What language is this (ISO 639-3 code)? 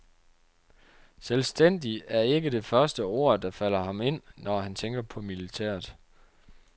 dan